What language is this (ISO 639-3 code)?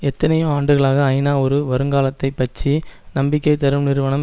tam